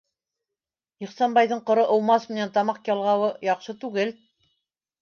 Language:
Bashkir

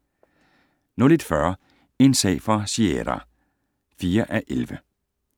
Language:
Danish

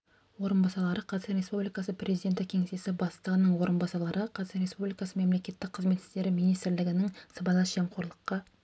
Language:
Kazakh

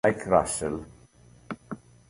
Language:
Italian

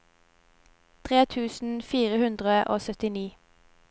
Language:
Norwegian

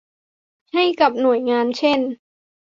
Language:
Thai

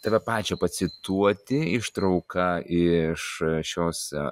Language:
Lithuanian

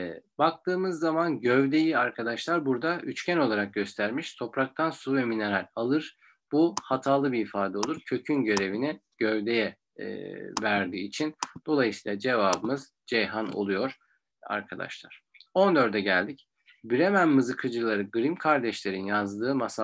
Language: Turkish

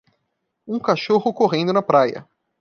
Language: Portuguese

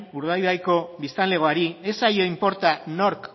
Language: Basque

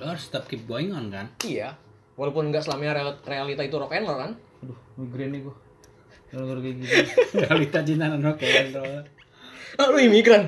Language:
Indonesian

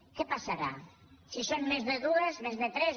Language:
Catalan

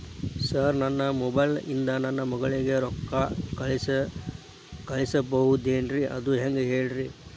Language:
Kannada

